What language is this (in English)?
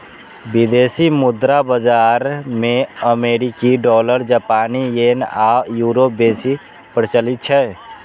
Maithili